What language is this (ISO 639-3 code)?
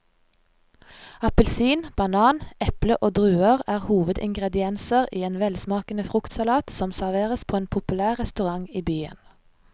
nor